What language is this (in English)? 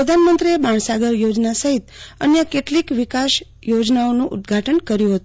Gujarati